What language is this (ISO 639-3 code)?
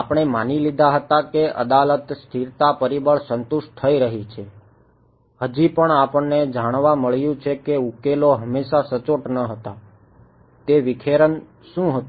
guj